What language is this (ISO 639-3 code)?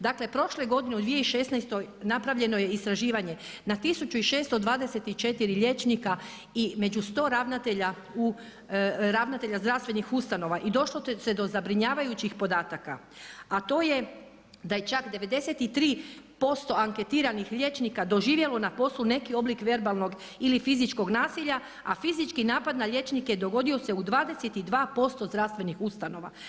hrv